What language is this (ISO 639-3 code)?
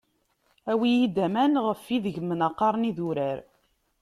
kab